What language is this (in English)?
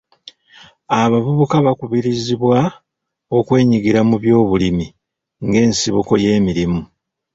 Ganda